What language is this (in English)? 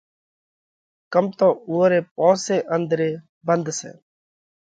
Parkari Koli